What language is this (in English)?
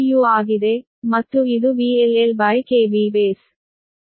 Kannada